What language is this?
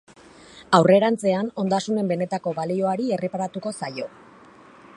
Basque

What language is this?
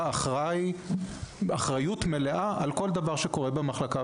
Hebrew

